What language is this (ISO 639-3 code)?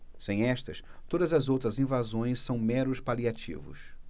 por